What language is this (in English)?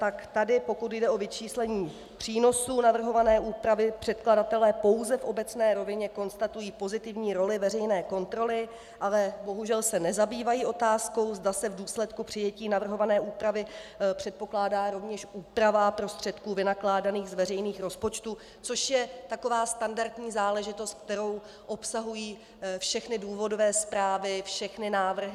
Czech